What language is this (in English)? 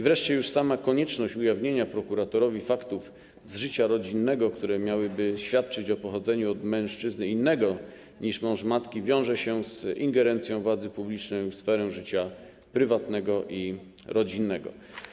Polish